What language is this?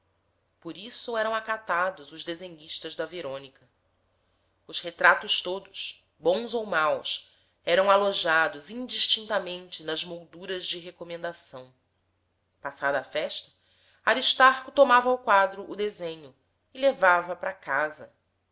Portuguese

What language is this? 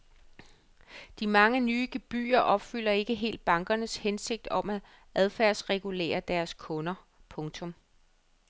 Danish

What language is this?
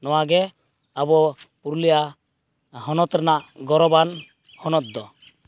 Santali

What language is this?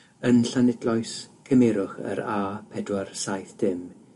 Welsh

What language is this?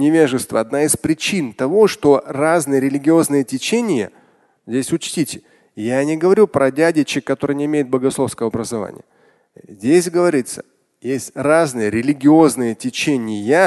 Russian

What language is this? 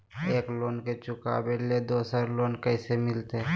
Magahi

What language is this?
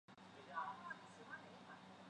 Chinese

